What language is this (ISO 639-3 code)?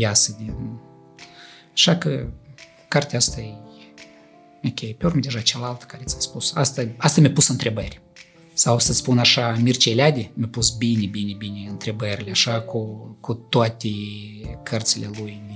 ron